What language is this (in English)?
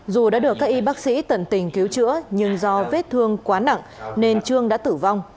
Vietnamese